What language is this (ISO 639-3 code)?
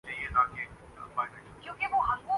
urd